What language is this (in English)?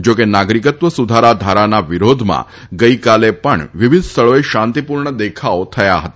Gujarati